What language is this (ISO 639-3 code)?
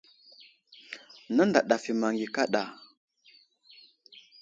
udl